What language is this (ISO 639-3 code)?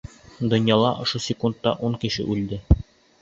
bak